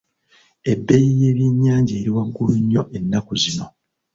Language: Ganda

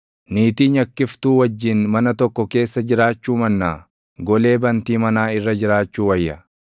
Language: Oromo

